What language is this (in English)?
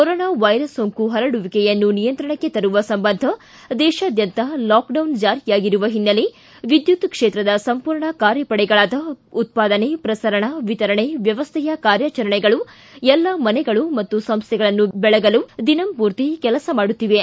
Kannada